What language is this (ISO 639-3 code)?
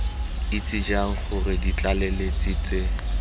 tsn